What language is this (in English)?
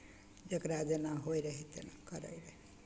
Maithili